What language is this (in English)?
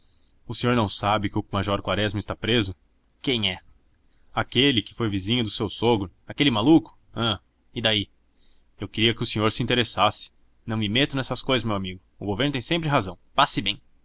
Portuguese